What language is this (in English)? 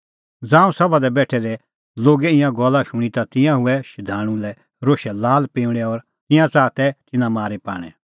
Kullu Pahari